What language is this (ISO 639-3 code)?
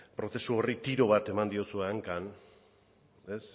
eus